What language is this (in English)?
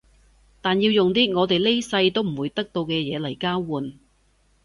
Cantonese